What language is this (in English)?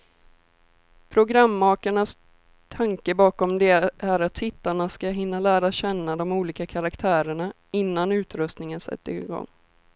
Swedish